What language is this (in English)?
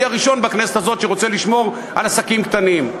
Hebrew